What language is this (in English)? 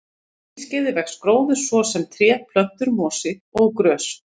Icelandic